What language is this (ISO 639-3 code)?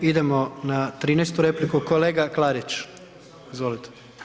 hrv